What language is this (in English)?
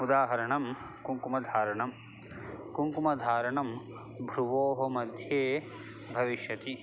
Sanskrit